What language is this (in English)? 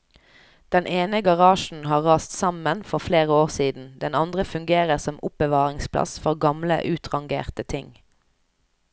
Norwegian